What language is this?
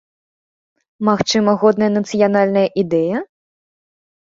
Belarusian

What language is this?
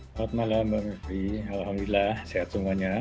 Indonesian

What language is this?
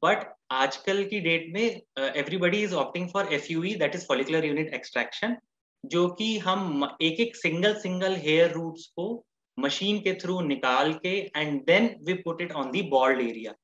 Hindi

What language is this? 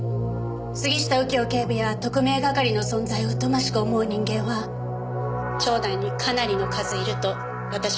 Japanese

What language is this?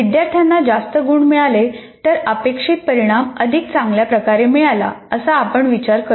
Marathi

